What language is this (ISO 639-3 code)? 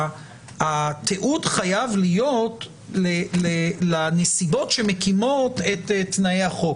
heb